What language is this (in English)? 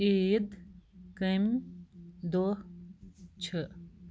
Kashmiri